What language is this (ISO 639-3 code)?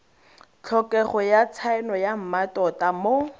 tsn